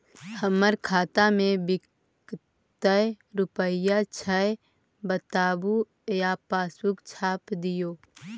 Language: Magahi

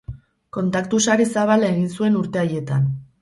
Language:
Basque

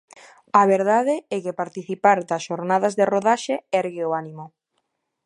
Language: Galician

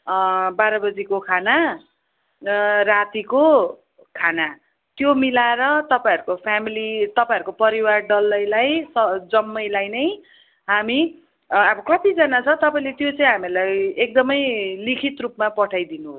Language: Nepali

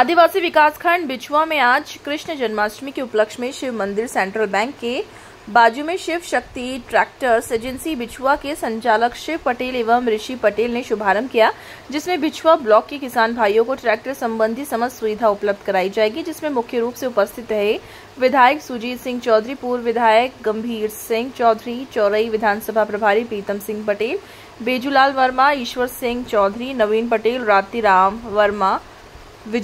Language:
Hindi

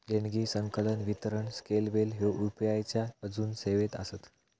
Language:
Marathi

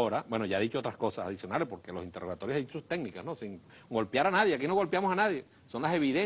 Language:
Spanish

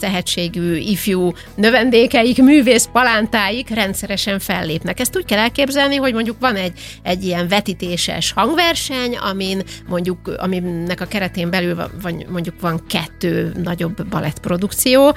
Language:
Hungarian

